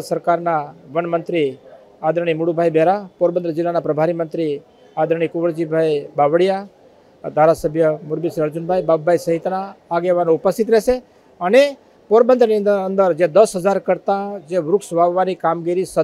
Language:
Gujarati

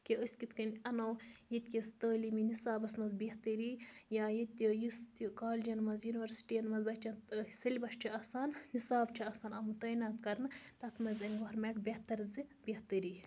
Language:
Kashmiri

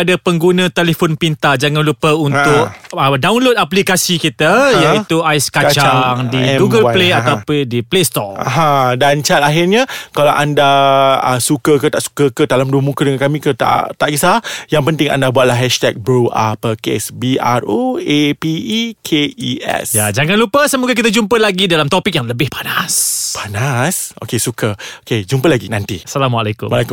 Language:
Malay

